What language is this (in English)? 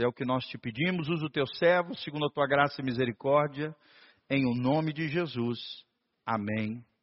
Portuguese